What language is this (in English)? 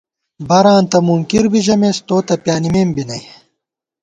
Gawar-Bati